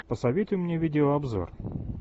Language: Russian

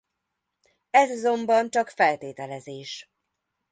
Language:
Hungarian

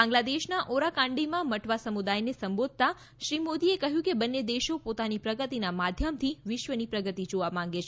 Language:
Gujarati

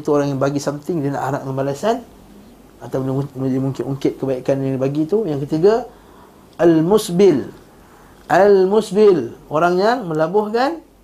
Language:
Malay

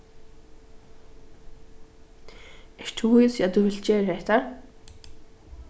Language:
Faroese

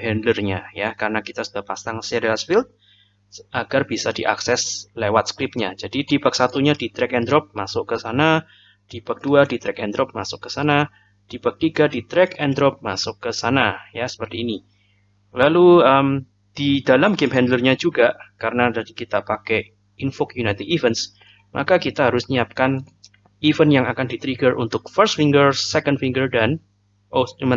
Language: Indonesian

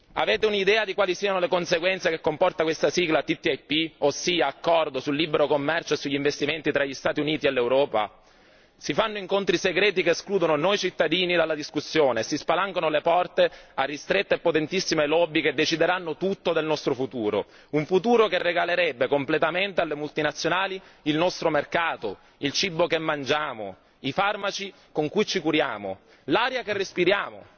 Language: Italian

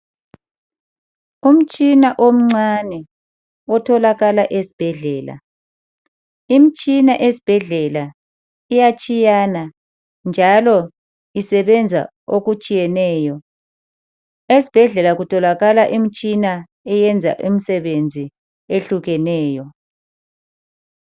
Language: North Ndebele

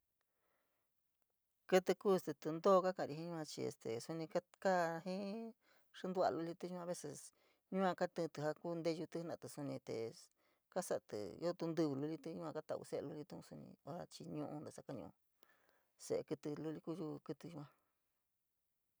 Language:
San Miguel El Grande Mixtec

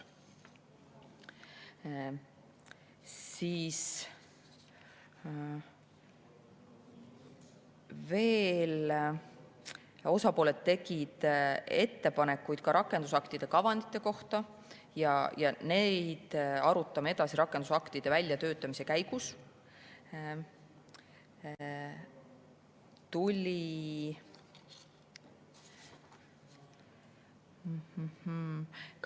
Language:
Estonian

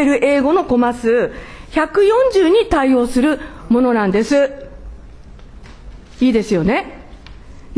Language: Japanese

